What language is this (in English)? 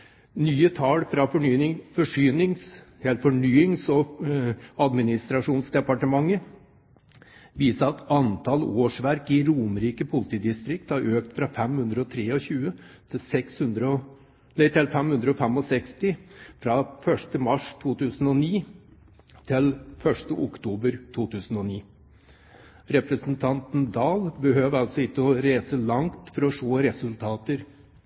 Norwegian Bokmål